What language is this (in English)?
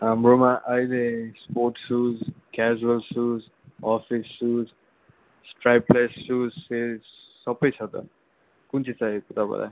Nepali